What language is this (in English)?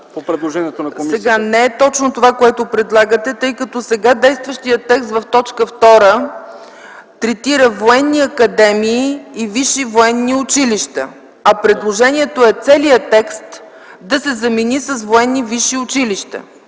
Bulgarian